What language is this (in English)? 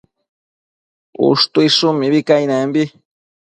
Matsés